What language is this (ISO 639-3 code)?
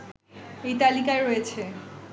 ben